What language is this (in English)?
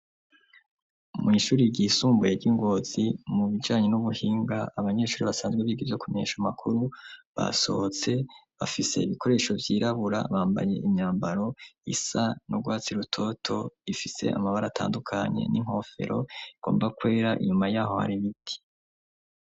Rundi